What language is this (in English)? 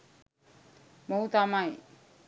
Sinhala